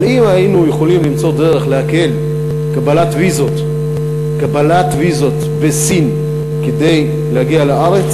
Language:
Hebrew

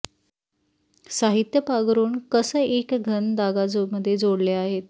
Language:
Marathi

